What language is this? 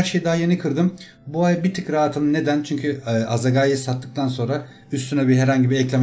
Turkish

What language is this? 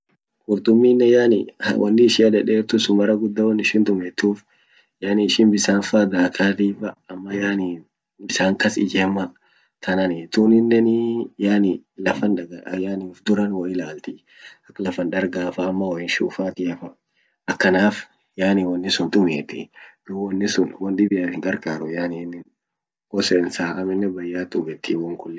Orma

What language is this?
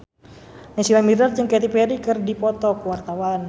Sundanese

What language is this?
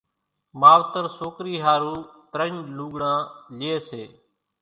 Kachi Koli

